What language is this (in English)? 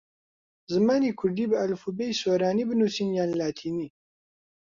Central Kurdish